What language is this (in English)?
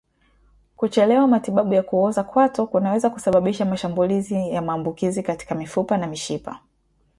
Swahili